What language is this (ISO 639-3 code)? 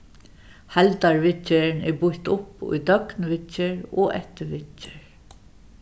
fao